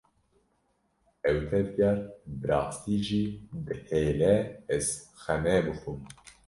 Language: Kurdish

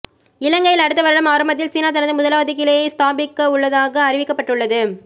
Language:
Tamil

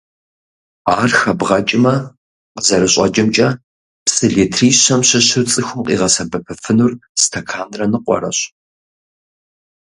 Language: Kabardian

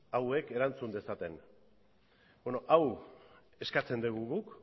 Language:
Basque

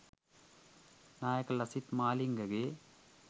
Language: Sinhala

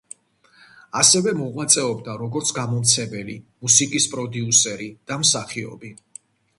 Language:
Georgian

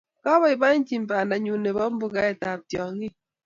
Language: Kalenjin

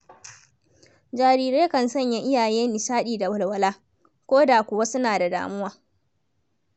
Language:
Hausa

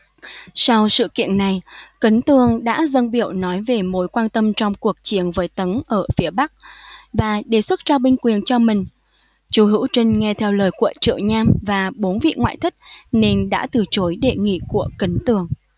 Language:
Vietnamese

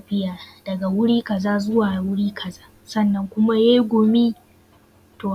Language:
Hausa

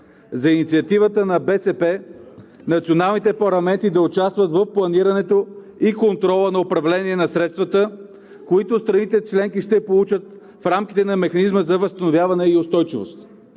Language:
Bulgarian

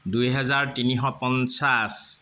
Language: Assamese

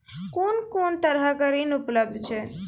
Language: Maithili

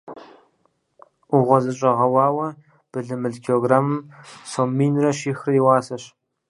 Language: Kabardian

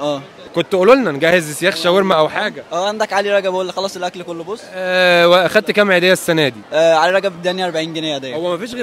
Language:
Arabic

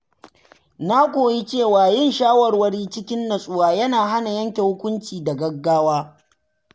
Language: Hausa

